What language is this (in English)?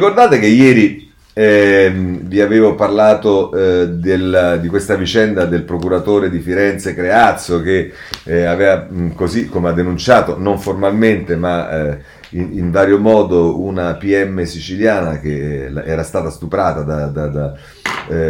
Italian